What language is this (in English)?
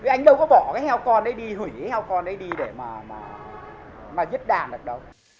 Vietnamese